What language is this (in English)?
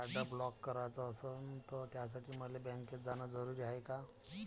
Marathi